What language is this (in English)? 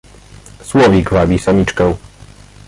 Polish